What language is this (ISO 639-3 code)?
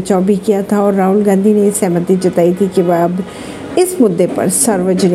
hin